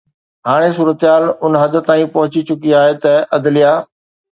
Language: Sindhi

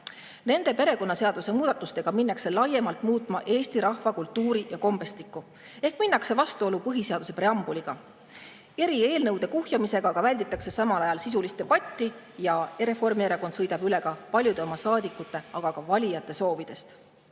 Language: Estonian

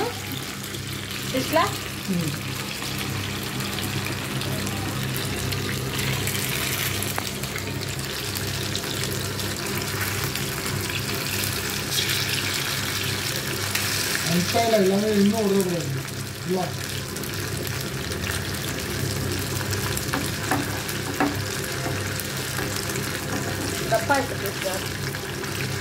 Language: Indonesian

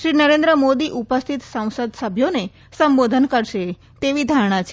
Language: Gujarati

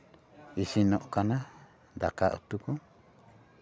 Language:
Santali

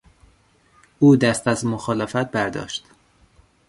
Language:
Persian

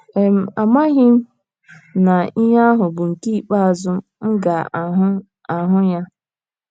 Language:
Igbo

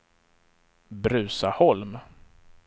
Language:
Swedish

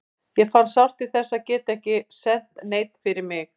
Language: Icelandic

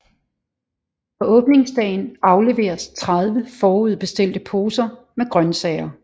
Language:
Danish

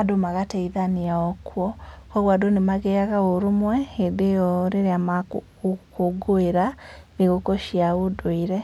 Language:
Kikuyu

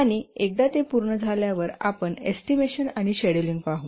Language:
Marathi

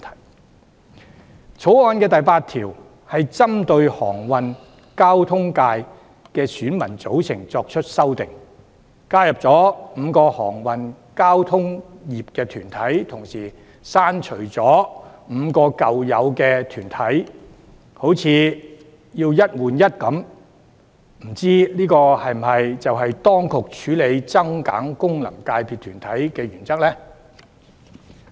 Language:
Cantonese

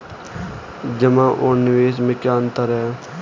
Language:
Hindi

